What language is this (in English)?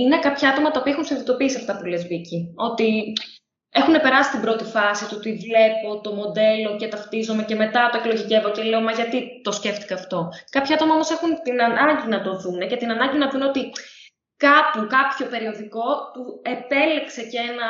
Greek